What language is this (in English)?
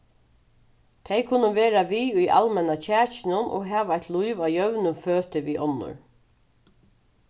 Faroese